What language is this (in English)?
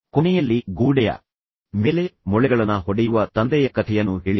Kannada